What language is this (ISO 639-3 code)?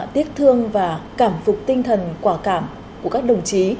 vie